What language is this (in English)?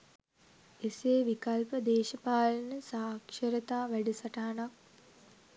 Sinhala